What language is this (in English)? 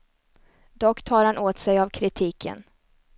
Swedish